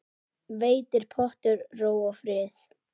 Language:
Icelandic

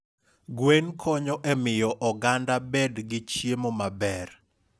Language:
Luo (Kenya and Tanzania)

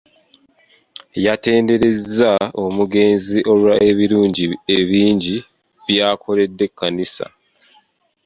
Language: Ganda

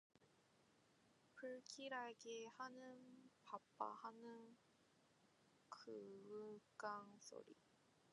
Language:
Korean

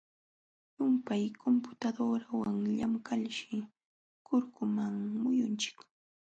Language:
Jauja Wanca Quechua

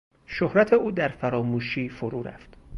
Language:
Persian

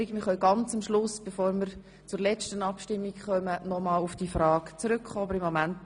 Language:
Swiss German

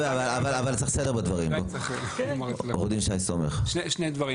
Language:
Hebrew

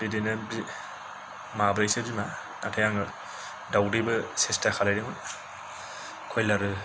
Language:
Bodo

